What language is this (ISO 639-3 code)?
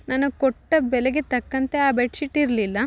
kan